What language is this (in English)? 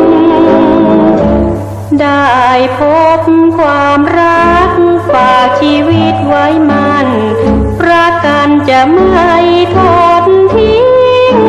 Thai